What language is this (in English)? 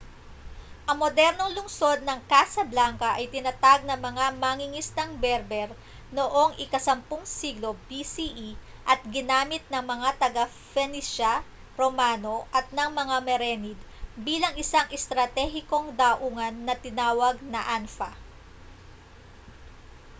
Filipino